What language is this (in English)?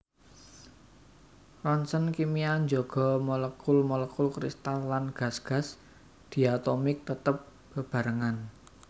Javanese